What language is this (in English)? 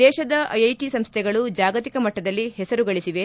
Kannada